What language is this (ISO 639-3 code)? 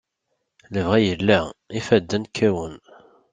kab